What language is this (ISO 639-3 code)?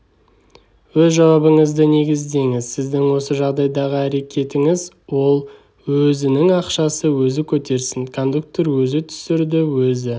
kaz